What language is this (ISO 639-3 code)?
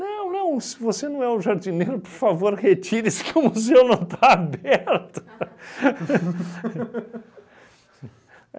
por